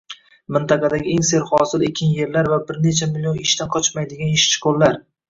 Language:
Uzbek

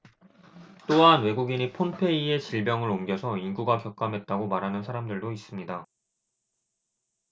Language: Korean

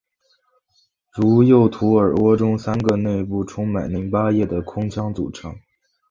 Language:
Chinese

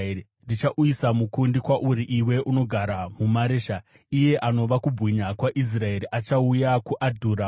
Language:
Shona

